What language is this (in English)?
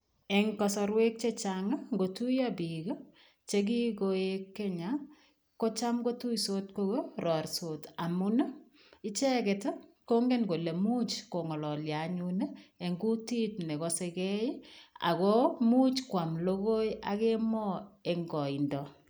Kalenjin